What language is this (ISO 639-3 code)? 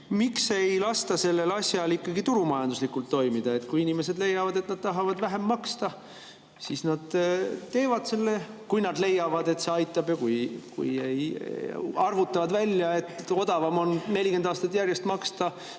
est